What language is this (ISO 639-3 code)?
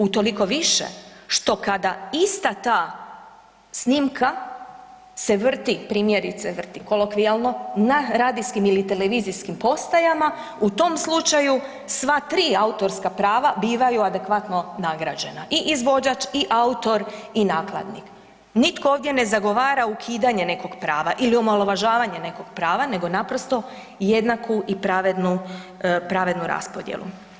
hrv